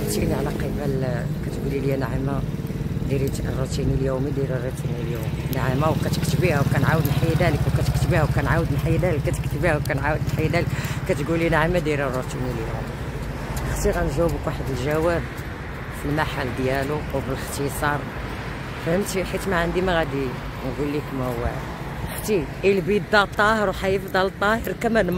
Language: Arabic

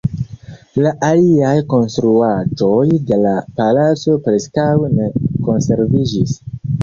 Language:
Esperanto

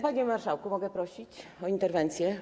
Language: Polish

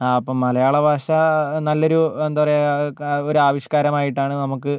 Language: Malayalam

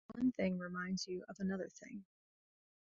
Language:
English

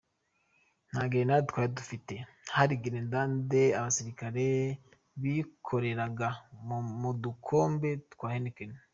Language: Kinyarwanda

